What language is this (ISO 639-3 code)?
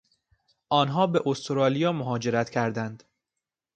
fas